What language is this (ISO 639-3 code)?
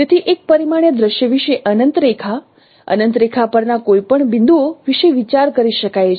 guj